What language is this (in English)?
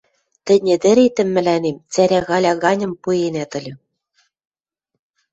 Western Mari